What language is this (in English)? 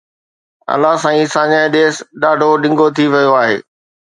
Sindhi